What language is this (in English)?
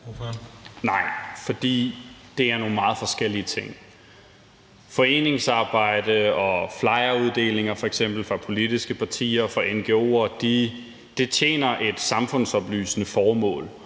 Danish